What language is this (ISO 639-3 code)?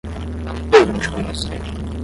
por